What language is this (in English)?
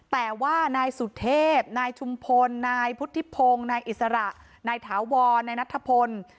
Thai